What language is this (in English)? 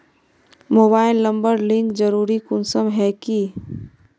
Magahi